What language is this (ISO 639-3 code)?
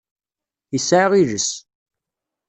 kab